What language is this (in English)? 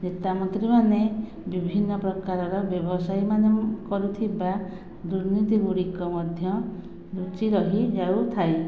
Odia